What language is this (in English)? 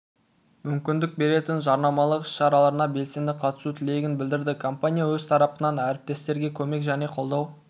Kazakh